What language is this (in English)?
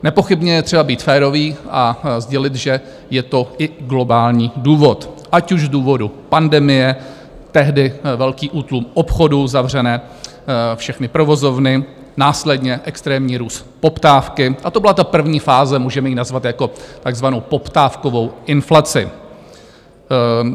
Czech